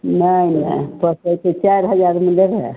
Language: Maithili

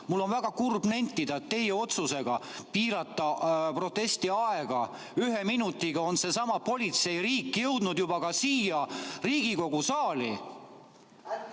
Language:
Estonian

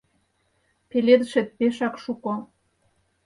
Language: Mari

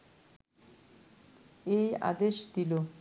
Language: Bangla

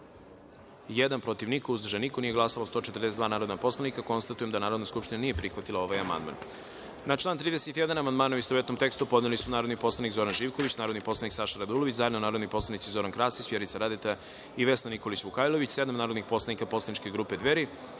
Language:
Serbian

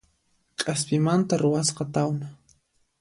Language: Puno Quechua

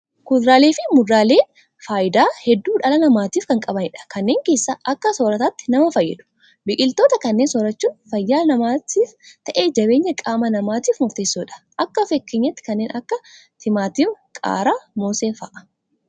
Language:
Oromo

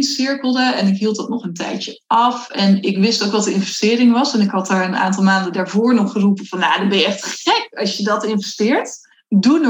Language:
Dutch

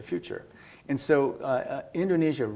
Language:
Indonesian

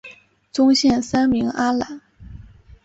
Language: Chinese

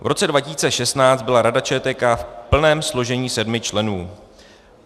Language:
Czech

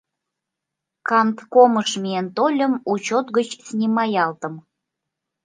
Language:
Mari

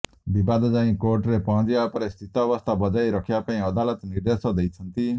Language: Odia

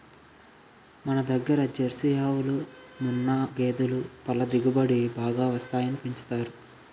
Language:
Telugu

